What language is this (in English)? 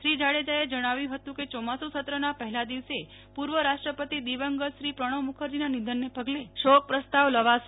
Gujarati